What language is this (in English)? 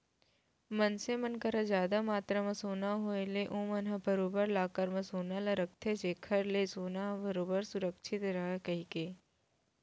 Chhattisgarhi